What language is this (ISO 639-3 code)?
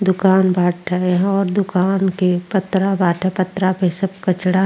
bho